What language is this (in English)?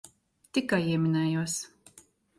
Latvian